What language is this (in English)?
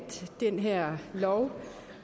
Danish